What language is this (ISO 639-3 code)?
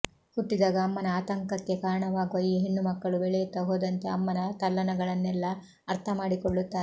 kan